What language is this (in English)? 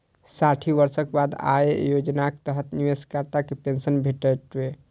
Maithili